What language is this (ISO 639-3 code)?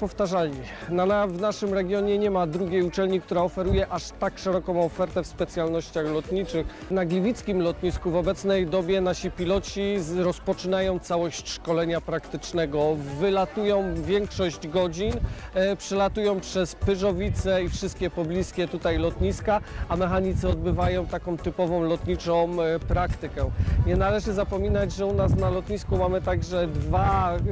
pol